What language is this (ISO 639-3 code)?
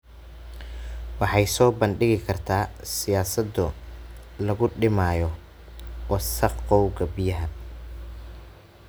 som